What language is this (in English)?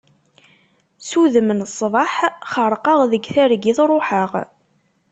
Kabyle